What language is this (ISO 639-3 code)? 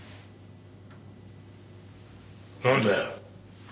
jpn